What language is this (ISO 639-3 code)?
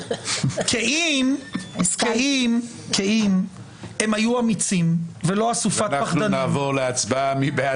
heb